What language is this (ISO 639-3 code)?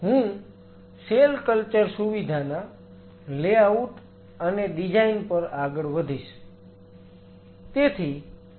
guj